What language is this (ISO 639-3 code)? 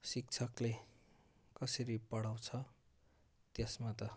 nep